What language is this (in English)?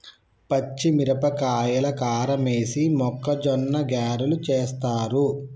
Telugu